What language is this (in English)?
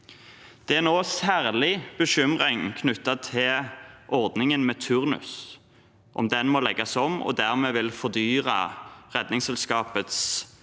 Norwegian